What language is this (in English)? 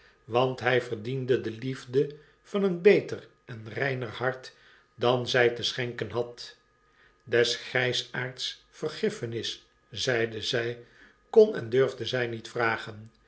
Dutch